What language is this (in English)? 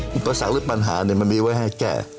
Thai